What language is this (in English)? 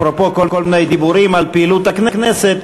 Hebrew